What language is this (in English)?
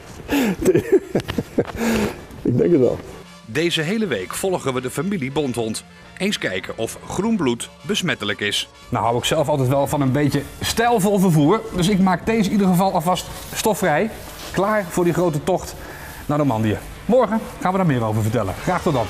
Dutch